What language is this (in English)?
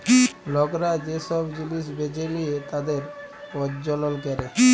Bangla